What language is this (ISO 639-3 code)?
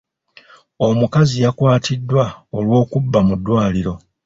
lug